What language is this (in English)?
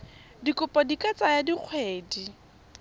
Tswana